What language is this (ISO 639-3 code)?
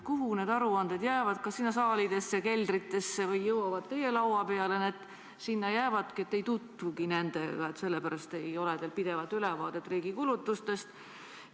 est